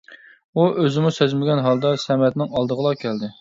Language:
Uyghur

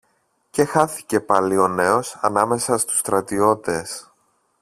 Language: Greek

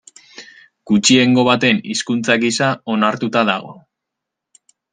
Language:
Basque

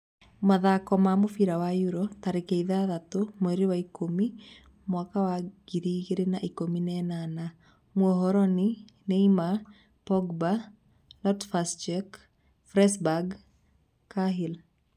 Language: Kikuyu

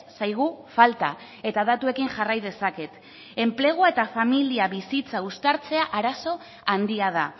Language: Basque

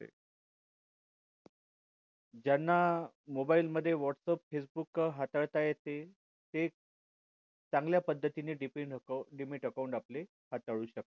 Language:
Marathi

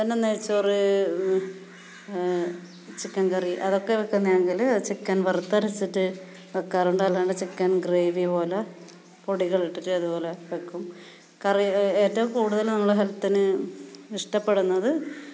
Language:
Malayalam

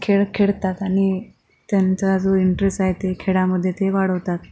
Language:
Marathi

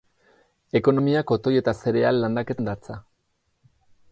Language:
Basque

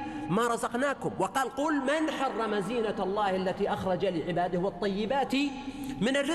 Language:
Arabic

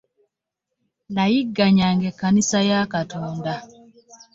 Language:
Ganda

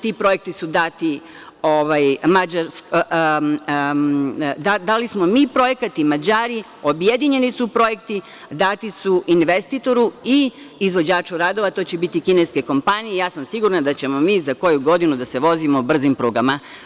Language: Serbian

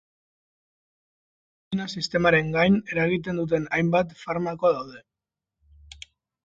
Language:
Basque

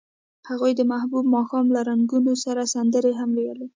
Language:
Pashto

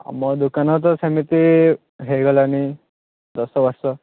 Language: Odia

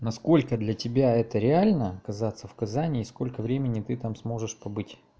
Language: Russian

